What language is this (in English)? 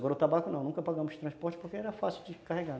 Portuguese